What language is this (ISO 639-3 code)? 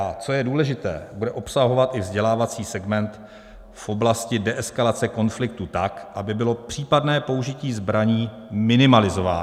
ces